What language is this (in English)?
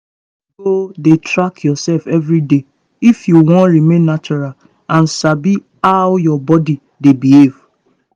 Nigerian Pidgin